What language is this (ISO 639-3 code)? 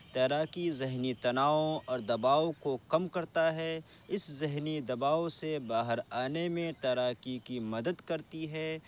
urd